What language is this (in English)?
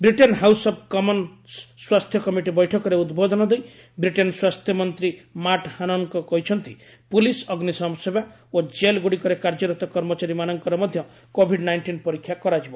Odia